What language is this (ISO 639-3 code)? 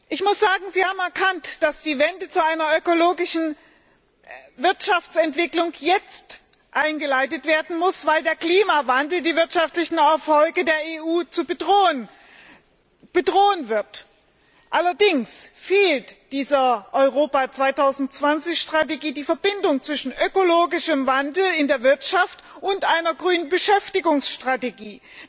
deu